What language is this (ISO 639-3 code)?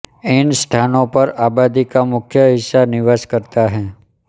hin